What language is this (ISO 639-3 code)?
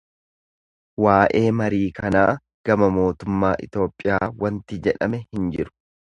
orm